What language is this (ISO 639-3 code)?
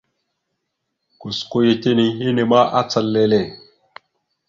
mxu